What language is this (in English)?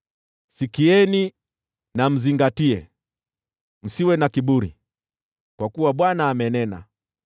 Swahili